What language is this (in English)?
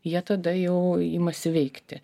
Lithuanian